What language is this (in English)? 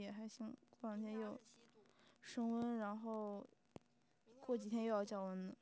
Chinese